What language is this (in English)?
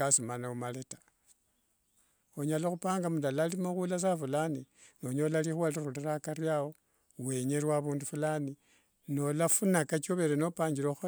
Wanga